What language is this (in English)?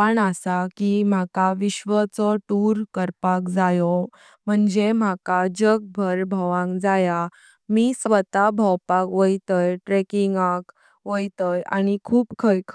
Konkani